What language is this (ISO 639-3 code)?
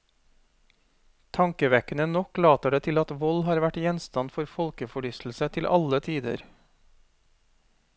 nor